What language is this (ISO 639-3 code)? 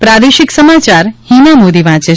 guj